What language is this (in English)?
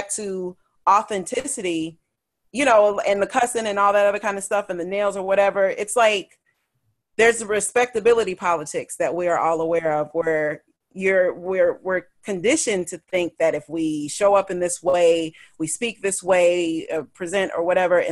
English